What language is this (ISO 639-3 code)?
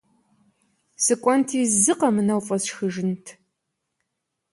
kbd